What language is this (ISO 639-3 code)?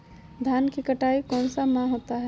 mag